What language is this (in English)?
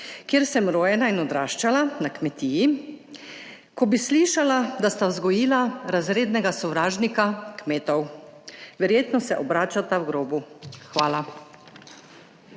Slovenian